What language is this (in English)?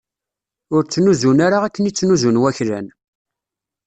Kabyle